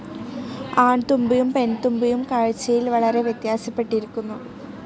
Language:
Malayalam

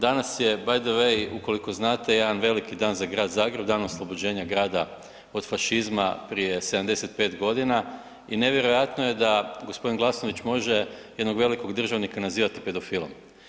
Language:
Croatian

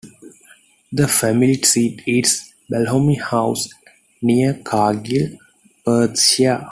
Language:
English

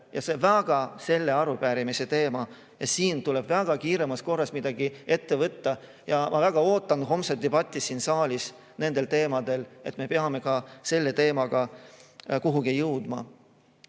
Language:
Estonian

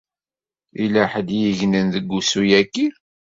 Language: Kabyle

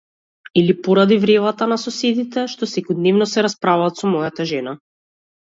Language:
Macedonian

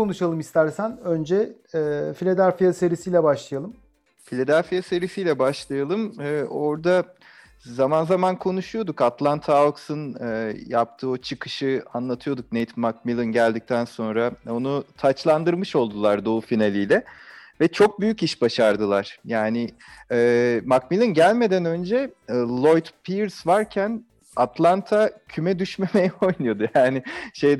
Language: Turkish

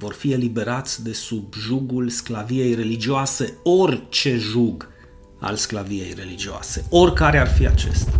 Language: Romanian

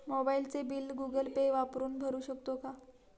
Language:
Marathi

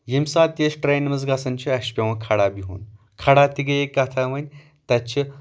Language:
Kashmiri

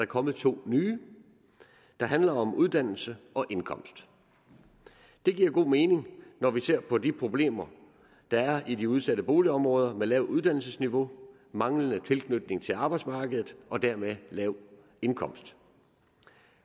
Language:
Danish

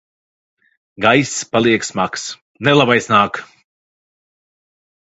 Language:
Latvian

